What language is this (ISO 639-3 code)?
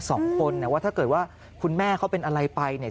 tha